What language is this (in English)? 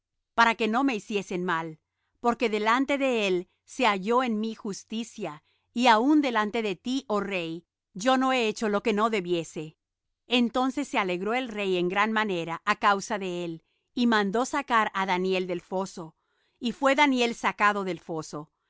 Spanish